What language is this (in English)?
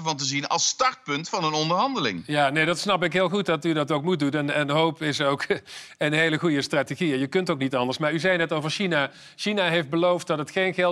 Dutch